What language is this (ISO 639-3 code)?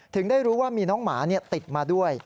tha